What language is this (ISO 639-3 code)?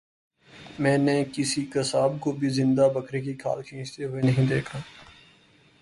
urd